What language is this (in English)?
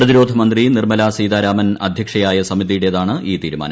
Malayalam